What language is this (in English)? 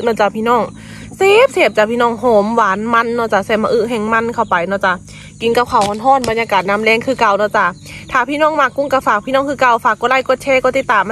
Thai